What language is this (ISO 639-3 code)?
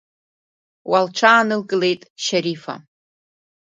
abk